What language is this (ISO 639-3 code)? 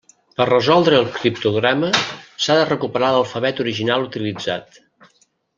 cat